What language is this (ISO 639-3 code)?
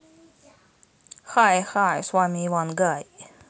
rus